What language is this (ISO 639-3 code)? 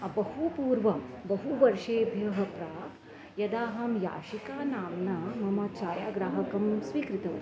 san